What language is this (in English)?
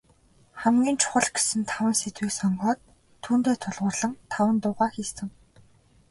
Mongolian